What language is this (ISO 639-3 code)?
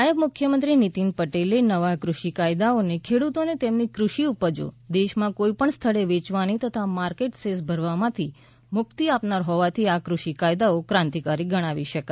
guj